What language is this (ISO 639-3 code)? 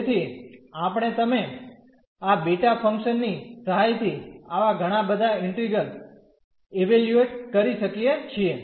guj